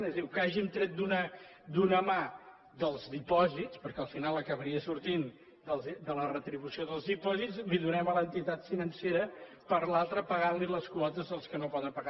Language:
Catalan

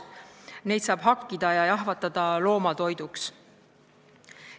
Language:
Estonian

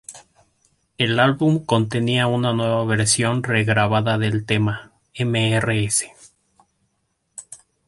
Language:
Spanish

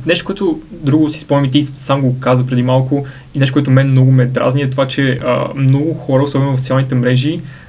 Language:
Bulgarian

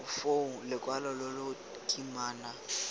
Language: Tswana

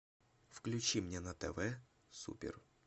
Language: Russian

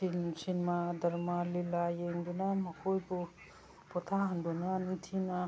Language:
Manipuri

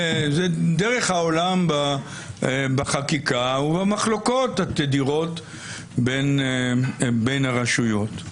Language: Hebrew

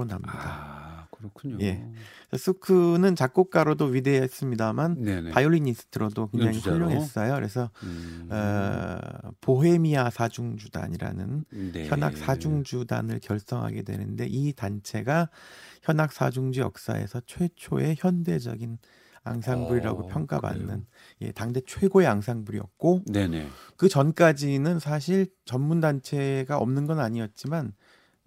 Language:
Korean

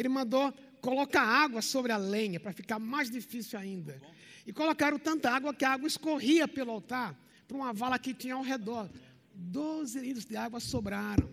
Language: Portuguese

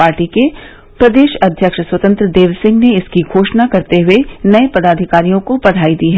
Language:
Hindi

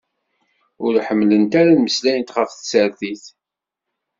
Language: Kabyle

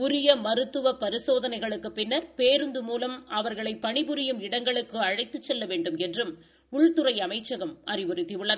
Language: Tamil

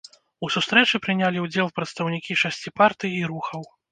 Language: Belarusian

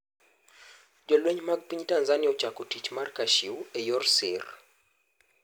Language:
Luo (Kenya and Tanzania)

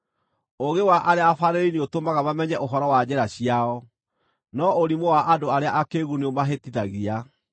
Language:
Kikuyu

